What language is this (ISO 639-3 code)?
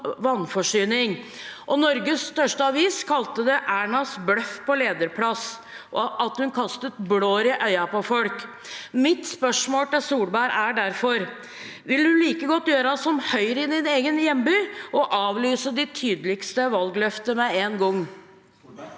nor